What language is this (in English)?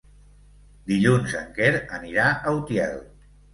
Catalan